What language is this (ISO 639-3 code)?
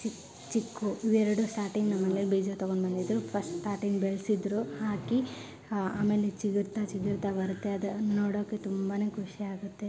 kan